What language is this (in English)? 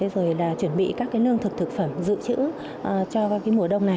Vietnamese